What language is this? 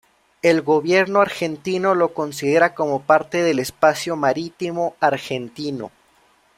Spanish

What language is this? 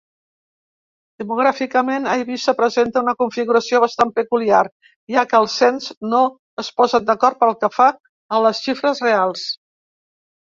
Catalan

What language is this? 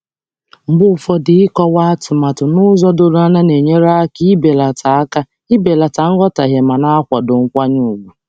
Igbo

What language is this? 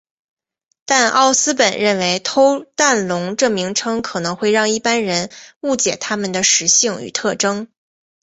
Chinese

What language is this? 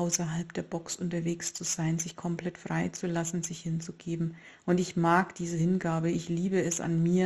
German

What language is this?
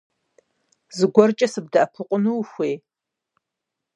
Kabardian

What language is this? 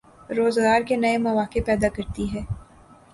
Urdu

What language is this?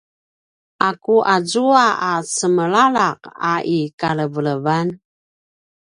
Paiwan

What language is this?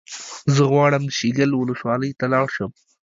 Pashto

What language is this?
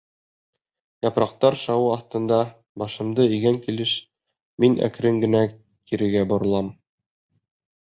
Bashkir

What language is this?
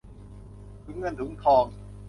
Thai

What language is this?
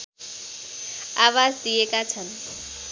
Nepali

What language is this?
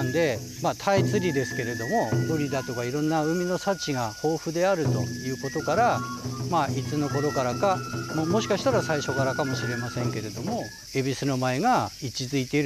Japanese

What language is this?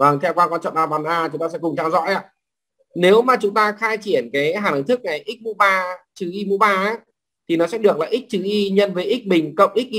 Vietnamese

